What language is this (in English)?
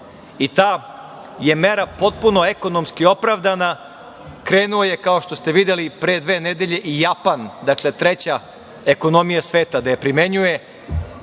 Serbian